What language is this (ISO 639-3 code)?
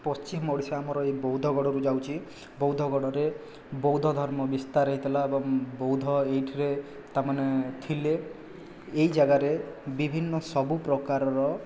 ori